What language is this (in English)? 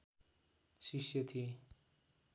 Nepali